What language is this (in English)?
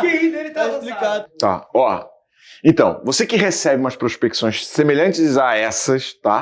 Portuguese